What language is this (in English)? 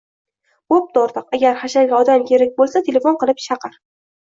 Uzbek